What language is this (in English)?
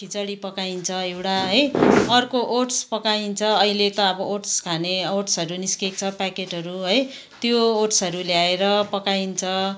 Nepali